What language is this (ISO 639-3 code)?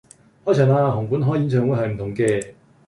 yue